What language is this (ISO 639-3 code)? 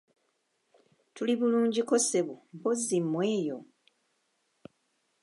lug